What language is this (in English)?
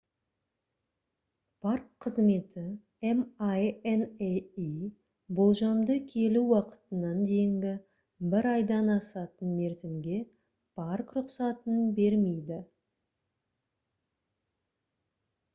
Kazakh